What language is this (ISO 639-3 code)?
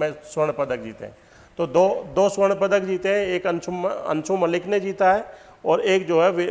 hin